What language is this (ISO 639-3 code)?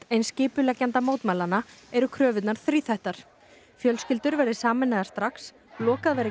isl